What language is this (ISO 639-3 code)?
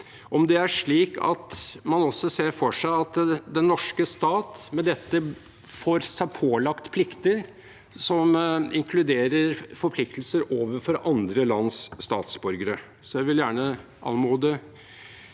nor